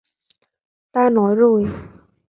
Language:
Vietnamese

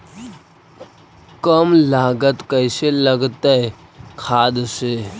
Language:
Magahi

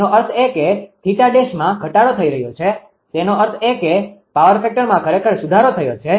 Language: Gujarati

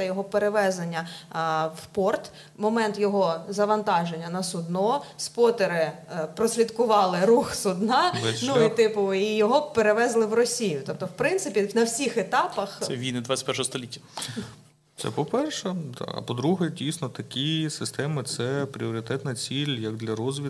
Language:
Ukrainian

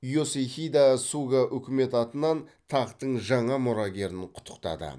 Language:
Kazakh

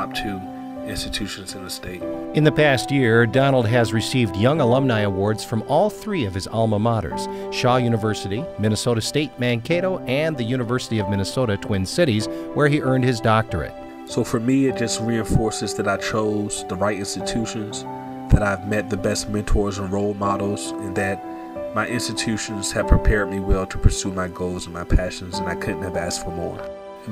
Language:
English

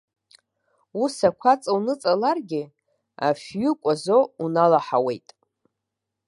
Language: Abkhazian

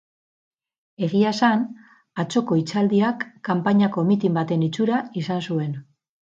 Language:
Basque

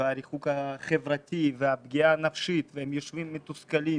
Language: Hebrew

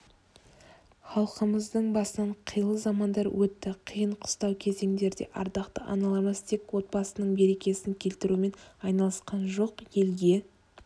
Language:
Kazakh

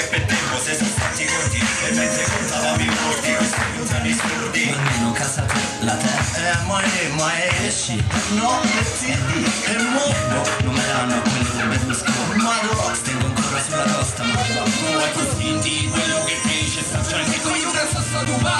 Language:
Italian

